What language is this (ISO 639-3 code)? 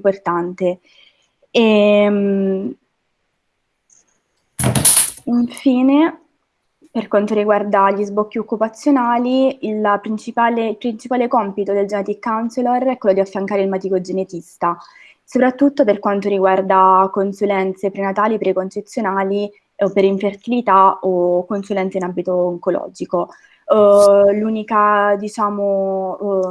ita